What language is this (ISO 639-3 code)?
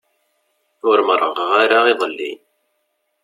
kab